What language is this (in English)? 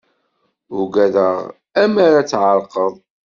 Kabyle